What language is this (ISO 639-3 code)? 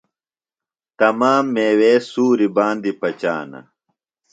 phl